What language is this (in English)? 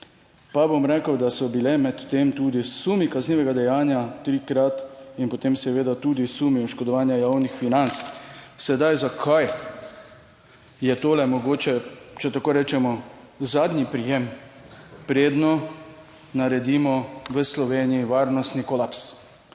Slovenian